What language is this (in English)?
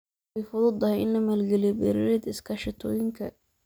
Somali